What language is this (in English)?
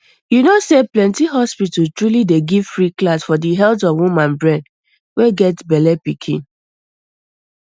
Nigerian Pidgin